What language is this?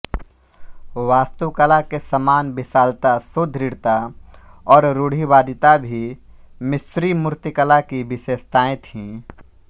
Hindi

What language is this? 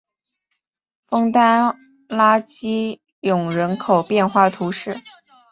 Chinese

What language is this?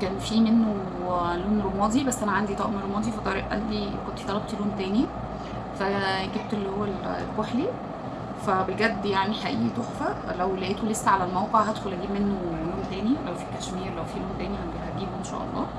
Arabic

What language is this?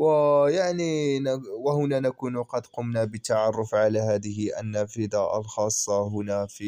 Arabic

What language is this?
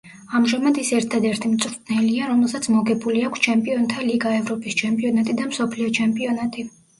Georgian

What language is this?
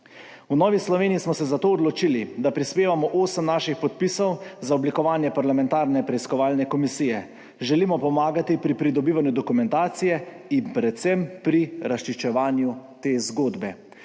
Slovenian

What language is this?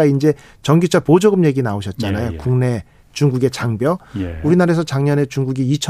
Korean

